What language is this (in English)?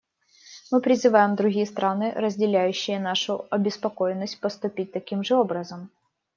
Russian